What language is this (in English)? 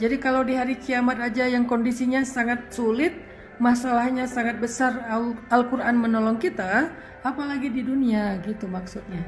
Indonesian